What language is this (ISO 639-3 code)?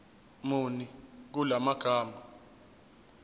zul